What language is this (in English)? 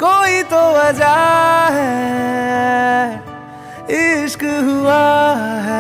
Hindi